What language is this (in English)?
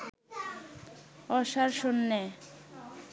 Bangla